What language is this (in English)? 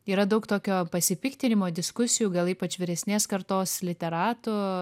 Lithuanian